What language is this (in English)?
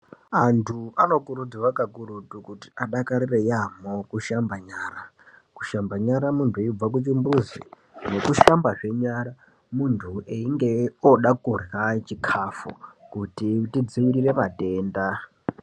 Ndau